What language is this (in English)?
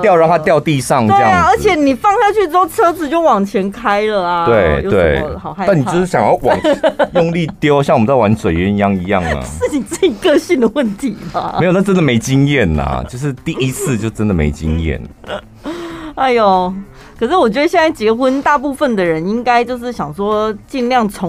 Chinese